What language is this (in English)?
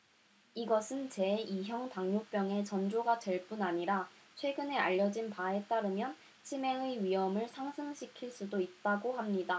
Korean